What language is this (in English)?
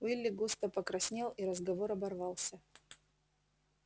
Russian